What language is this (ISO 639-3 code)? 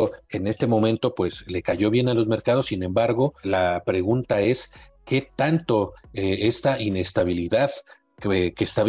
spa